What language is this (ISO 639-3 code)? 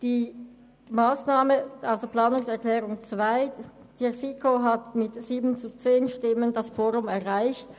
gsw